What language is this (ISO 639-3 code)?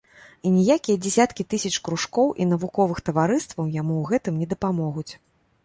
bel